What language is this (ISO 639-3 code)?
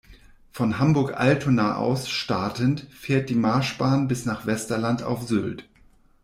deu